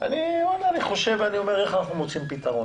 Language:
Hebrew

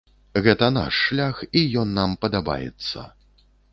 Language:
Belarusian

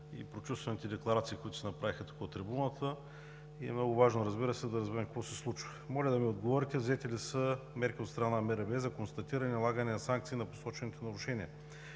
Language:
Bulgarian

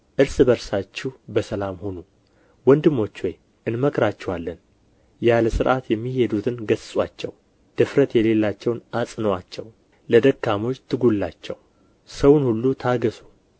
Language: Amharic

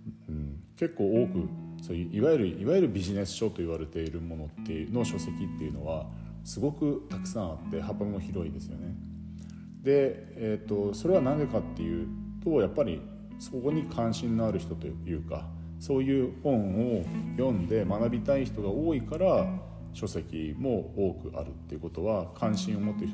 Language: Japanese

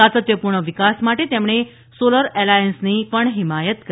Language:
Gujarati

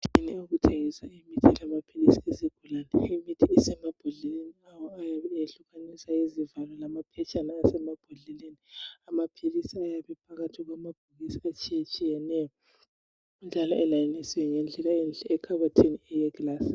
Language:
North Ndebele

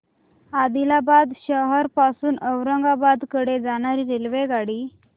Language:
Marathi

